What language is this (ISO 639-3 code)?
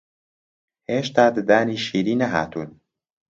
ckb